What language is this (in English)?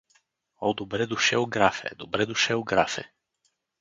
Bulgarian